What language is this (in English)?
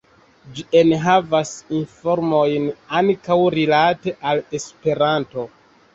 Esperanto